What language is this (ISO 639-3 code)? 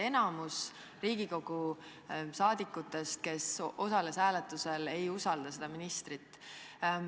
est